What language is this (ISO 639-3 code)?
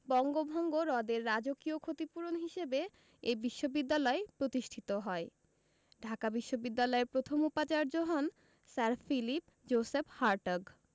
ben